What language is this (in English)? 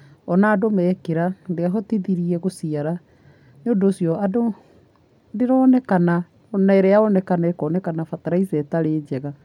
Kikuyu